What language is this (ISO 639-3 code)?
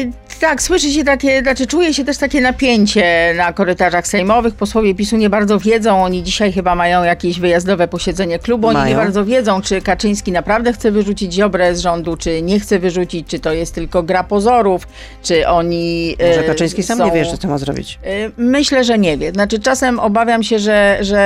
pol